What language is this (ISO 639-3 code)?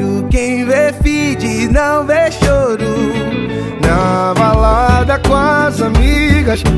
por